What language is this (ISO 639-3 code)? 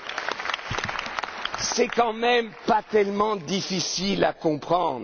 fra